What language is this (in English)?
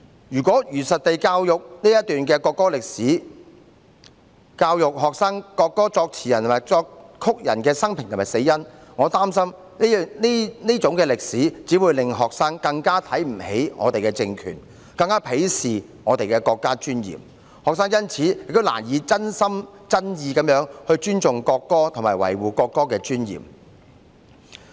Cantonese